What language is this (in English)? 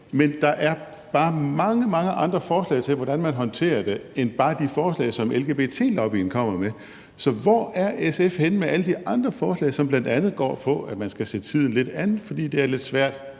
Danish